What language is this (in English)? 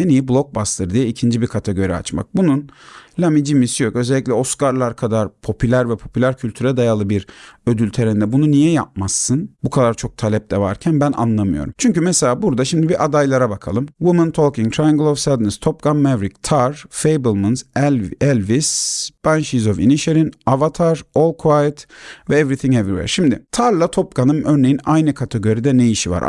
Turkish